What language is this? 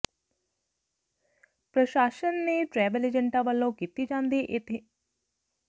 Punjabi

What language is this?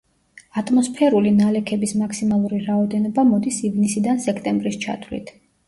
Georgian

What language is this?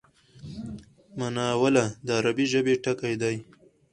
Pashto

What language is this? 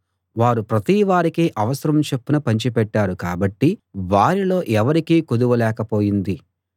Telugu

